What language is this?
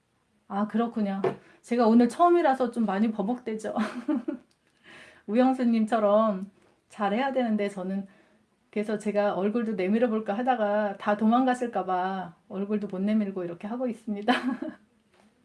Korean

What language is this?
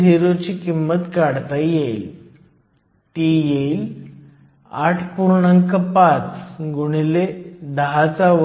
Marathi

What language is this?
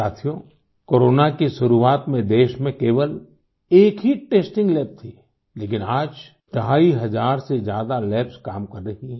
Hindi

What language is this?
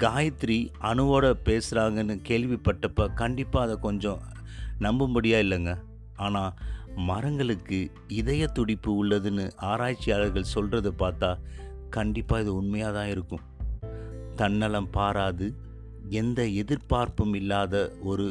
Tamil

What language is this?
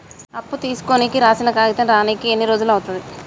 Telugu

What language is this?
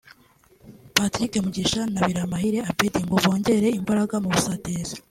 Kinyarwanda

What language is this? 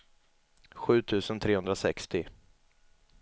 Swedish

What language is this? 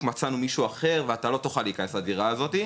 Hebrew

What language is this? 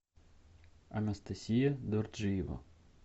Russian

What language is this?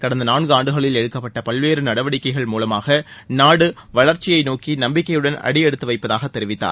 Tamil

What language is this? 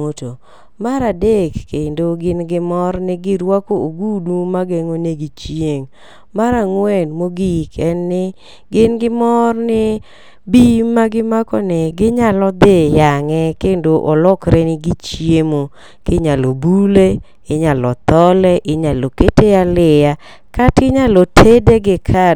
Luo (Kenya and Tanzania)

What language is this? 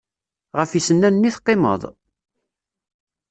Kabyle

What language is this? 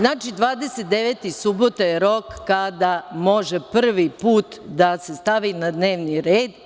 Serbian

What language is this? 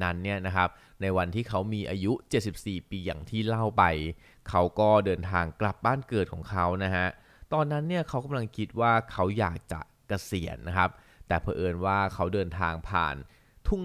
Thai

